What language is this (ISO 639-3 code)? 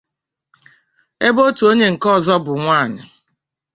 ibo